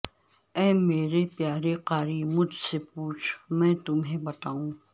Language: Urdu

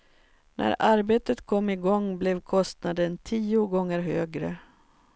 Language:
Swedish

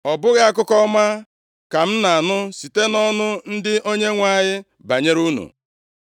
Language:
Igbo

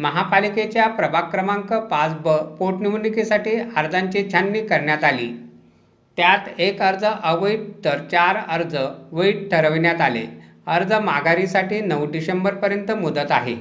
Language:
Marathi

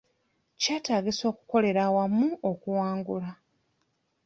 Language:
Ganda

